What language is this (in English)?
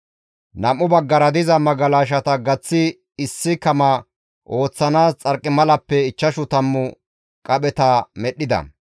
Gamo